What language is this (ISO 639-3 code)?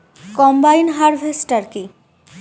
ben